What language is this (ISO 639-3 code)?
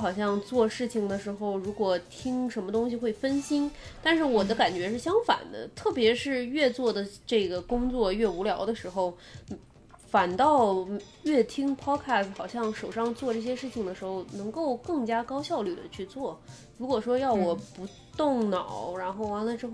zho